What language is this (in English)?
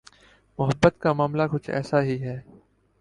Urdu